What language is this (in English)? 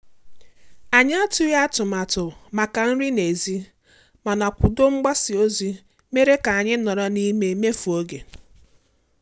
Igbo